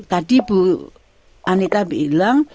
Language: Indonesian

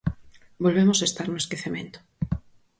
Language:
Galician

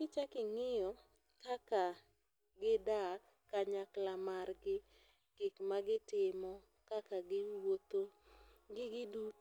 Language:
Luo (Kenya and Tanzania)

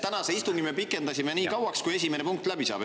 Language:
Estonian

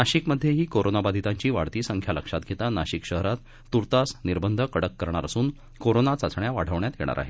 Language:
Marathi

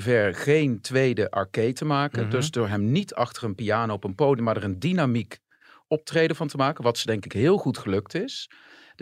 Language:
Dutch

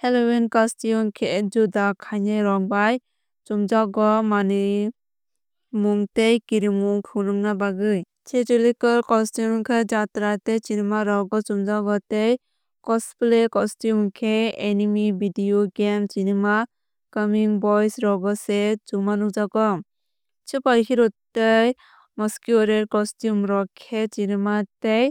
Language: Kok Borok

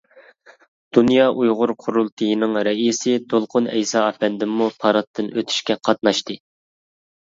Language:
Uyghur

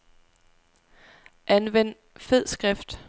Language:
Danish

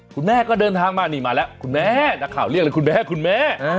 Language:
Thai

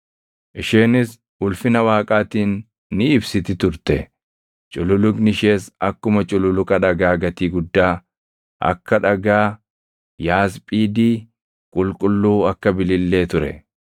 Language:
Oromo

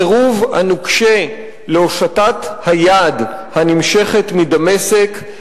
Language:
Hebrew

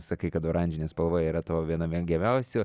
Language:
Lithuanian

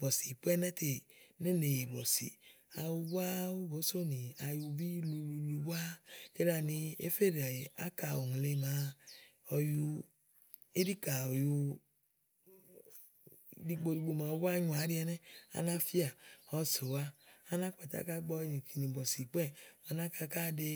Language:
Igo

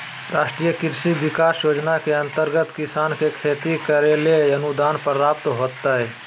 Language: Magahi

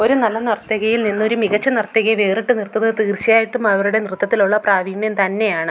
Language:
Malayalam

